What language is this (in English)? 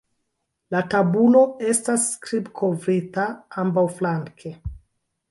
Esperanto